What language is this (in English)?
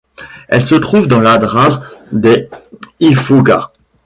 French